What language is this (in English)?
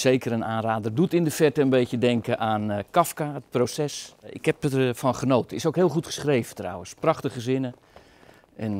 Dutch